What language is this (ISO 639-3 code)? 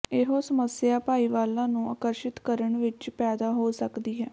pan